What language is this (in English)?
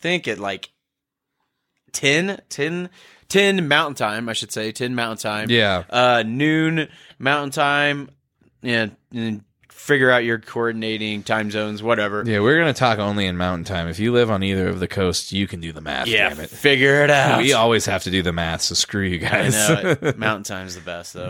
English